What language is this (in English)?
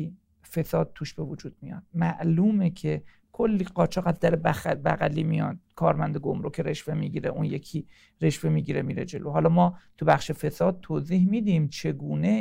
Persian